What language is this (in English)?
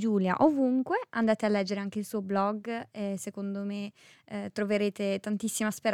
Italian